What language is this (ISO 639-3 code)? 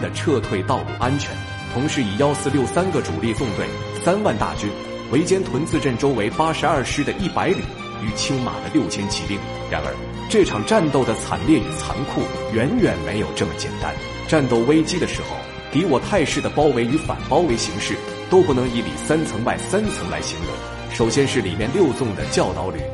zho